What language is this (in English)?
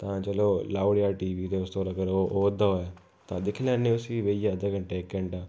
Dogri